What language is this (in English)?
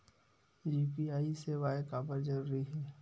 Chhattisgarhi